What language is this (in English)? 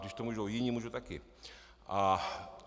Czech